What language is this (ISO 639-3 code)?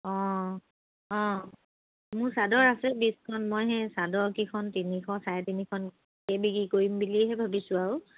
asm